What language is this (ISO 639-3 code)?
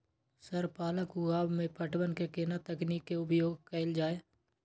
mai